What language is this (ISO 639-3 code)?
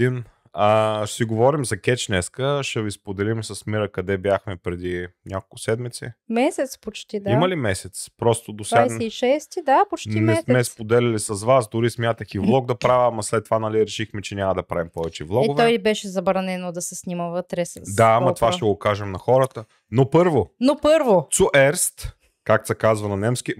bul